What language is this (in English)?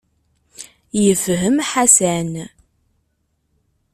Kabyle